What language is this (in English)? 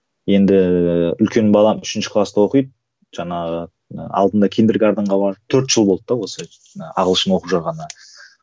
Kazakh